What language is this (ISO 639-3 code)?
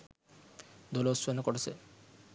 sin